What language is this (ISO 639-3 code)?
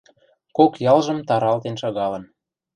mrj